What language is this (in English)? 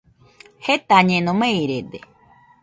Nüpode Huitoto